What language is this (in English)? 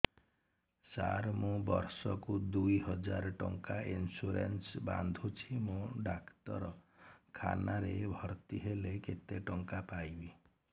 Odia